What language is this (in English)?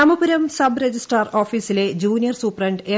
Malayalam